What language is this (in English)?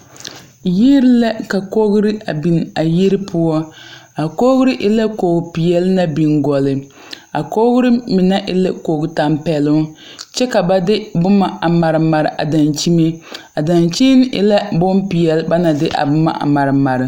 Southern Dagaare